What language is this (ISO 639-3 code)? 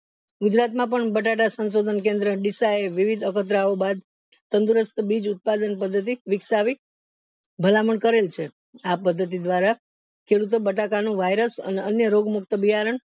guj